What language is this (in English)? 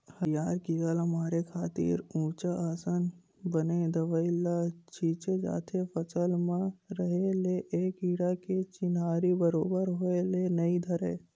Chhattisgarhi